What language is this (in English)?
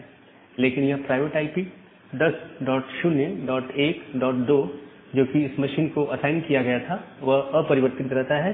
Hindi